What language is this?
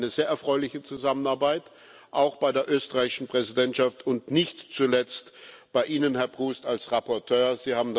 German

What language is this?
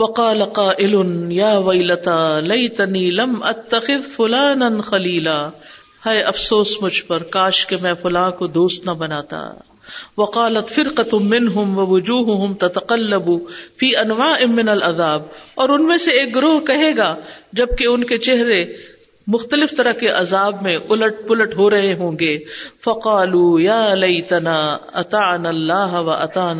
Urdu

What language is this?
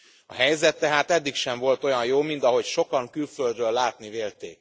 Hungarian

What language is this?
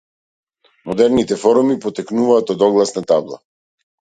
Macedonian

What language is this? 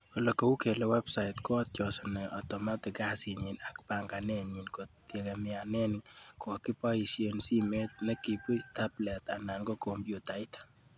Kalenjin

